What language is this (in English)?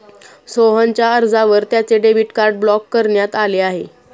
Marathi